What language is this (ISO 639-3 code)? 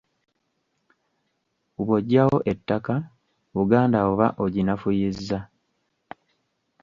lug